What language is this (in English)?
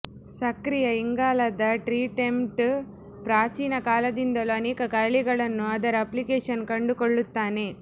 Kannada